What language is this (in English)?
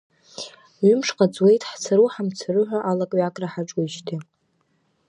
Abkhazian